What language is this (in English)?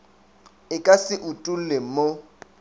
Northern Sotho